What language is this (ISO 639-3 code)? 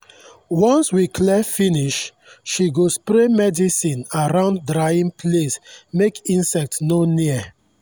pcm